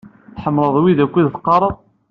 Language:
Kabyle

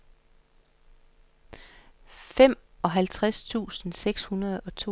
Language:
Danish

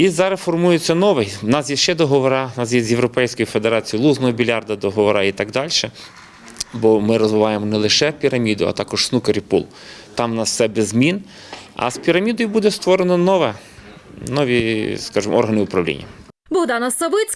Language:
Ukrainian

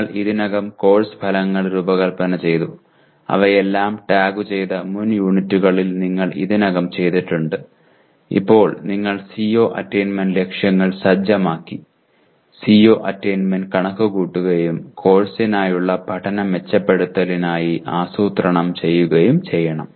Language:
Malayalam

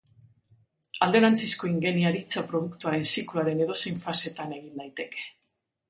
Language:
Basque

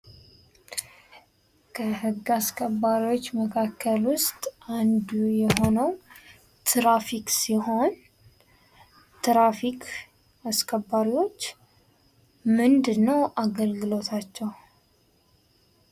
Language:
Amharic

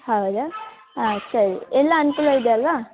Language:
Kannada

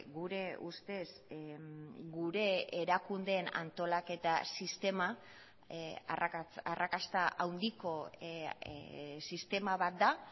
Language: Basque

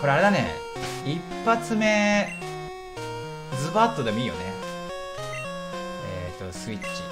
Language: Japanese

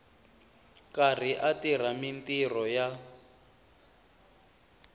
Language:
Tsonga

